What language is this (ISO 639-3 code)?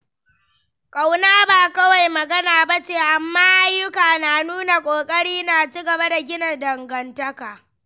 hau